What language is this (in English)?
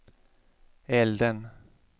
Swedish